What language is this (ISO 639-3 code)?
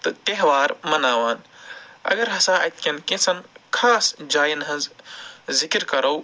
kas